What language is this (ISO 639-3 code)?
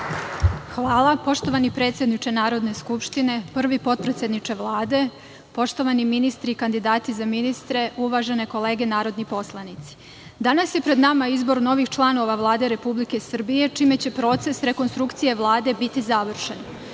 srp